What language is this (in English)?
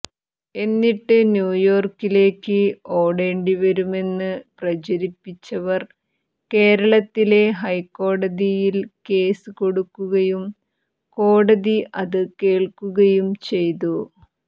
Malayalam